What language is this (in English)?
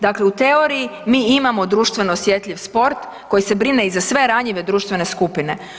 Croatian